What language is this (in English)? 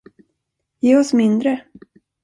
Swedish